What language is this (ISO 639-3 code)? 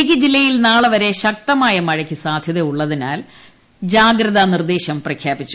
mal